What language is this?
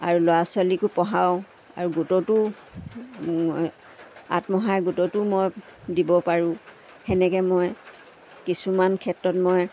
Assamese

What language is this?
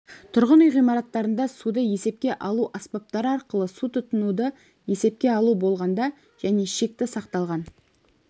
Kazakh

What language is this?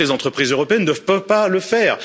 French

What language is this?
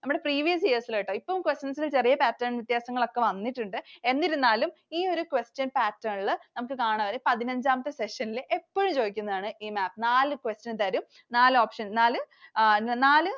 Malayalam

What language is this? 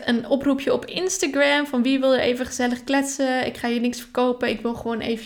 Dutch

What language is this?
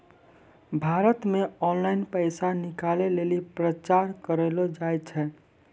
Maithili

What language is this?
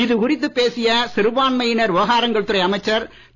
Tamil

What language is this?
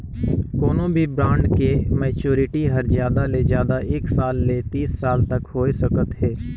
Chhattisgarhi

